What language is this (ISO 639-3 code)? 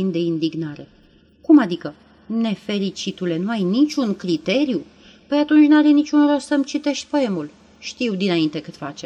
ron